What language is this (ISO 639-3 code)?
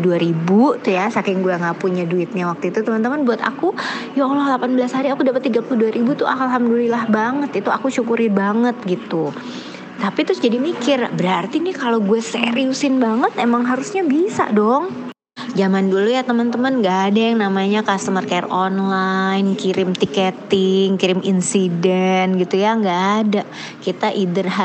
ind